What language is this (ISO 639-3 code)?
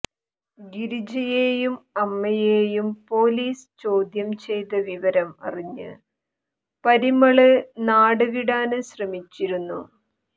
mal